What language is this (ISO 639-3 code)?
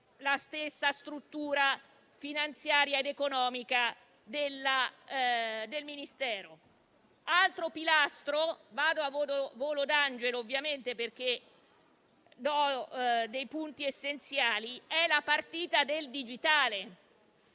ita